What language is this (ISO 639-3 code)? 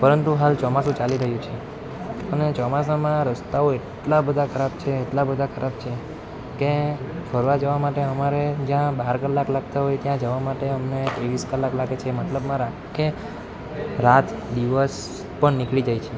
guj